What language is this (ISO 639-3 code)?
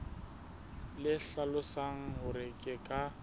sot